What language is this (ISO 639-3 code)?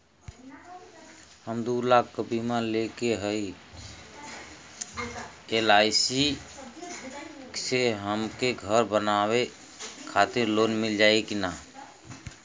bho